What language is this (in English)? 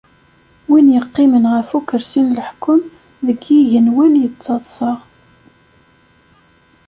Kabyle